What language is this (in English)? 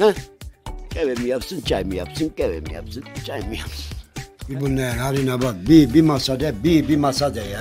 Turkish